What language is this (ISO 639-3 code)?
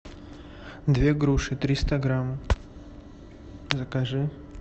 rus